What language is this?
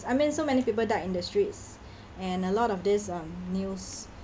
English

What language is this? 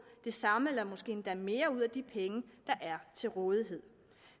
Danish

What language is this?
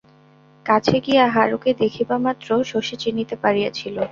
Bangla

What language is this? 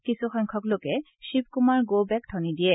Assamese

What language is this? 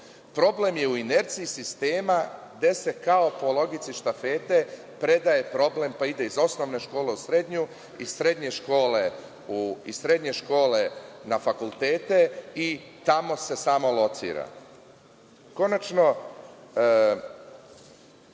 Serbian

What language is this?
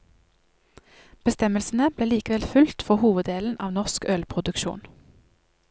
Norwegian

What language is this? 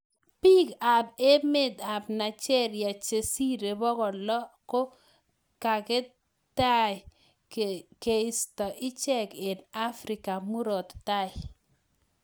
Kalenjin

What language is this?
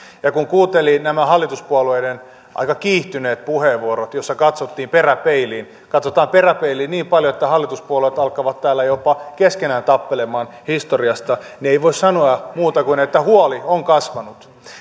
Finnish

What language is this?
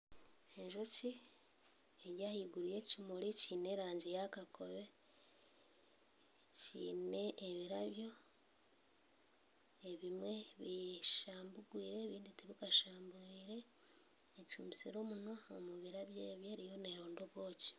Nyankole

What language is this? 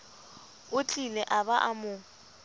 Southern Sotho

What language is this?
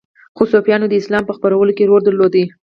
Pashto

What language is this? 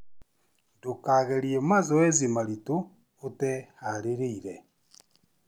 Kikuyu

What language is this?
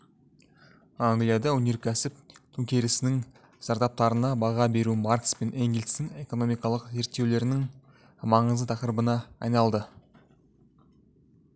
Kazakh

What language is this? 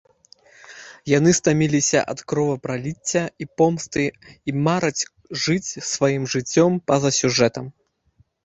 Belarusian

